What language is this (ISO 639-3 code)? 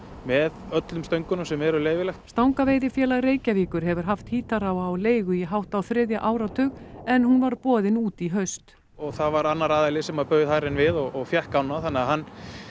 isl